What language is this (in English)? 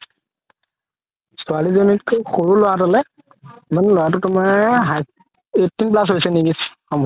Assamese